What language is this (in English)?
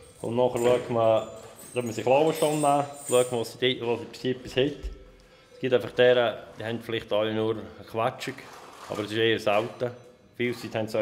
German